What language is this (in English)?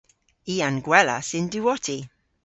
Cornish